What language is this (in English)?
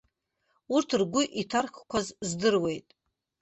Abkhazian